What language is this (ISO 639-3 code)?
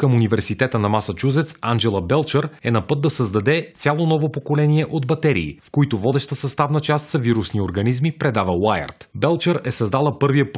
bul